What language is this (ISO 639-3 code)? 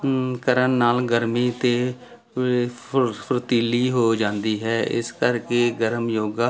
pan